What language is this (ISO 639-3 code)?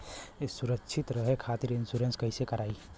bho